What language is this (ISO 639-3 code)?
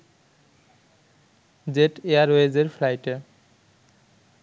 ben